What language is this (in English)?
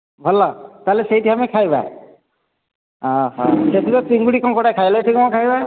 Odia